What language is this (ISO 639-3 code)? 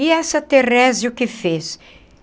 por